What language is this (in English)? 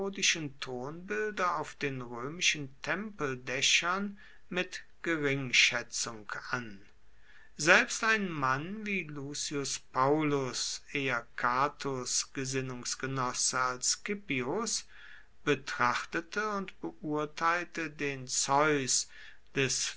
German